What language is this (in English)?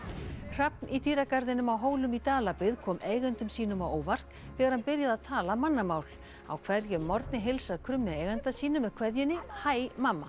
Icelandic